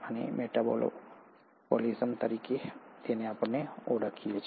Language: Gujarati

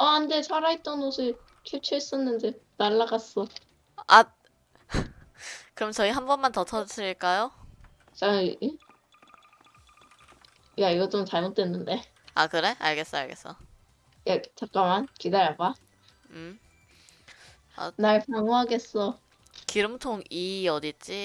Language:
Korean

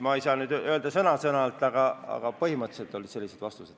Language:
Estonian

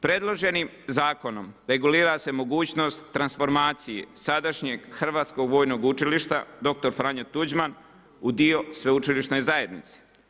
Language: Croatian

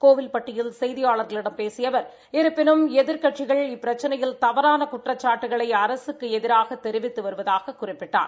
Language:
Tamil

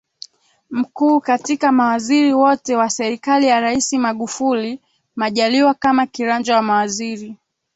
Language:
Swahili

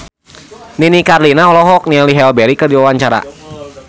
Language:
Sundanese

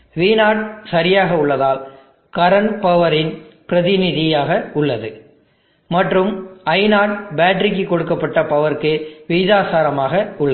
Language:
Tamil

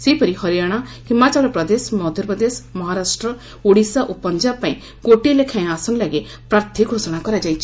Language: Odia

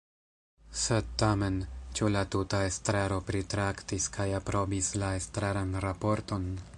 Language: Esperanto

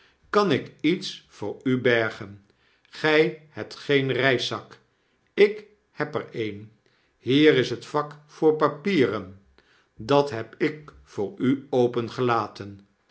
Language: Dutch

